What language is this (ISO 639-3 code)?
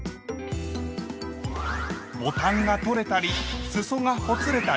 jpn